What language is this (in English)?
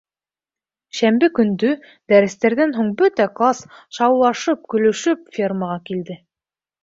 Bashkir